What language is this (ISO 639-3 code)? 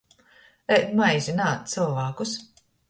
ltg